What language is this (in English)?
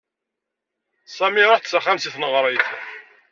Kabyle